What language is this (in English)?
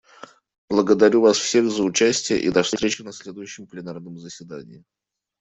Russian